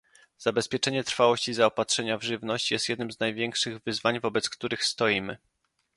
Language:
Polish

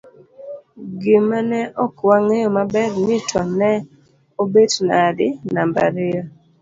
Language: Luo (Kenya and Tanzania)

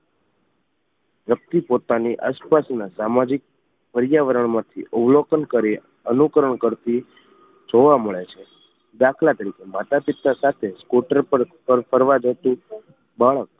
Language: Gujarati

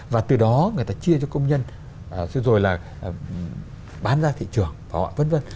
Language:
Vietnamese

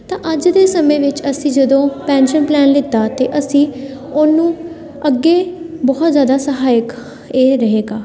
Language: Punjabi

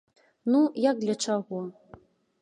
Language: Belarusian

